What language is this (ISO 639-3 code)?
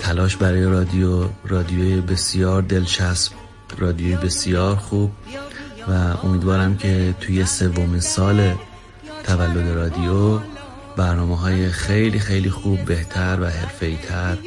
fas